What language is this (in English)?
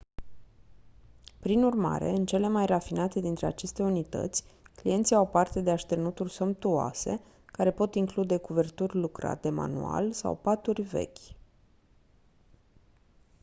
Romanian